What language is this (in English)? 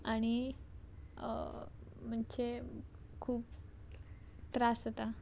Konkani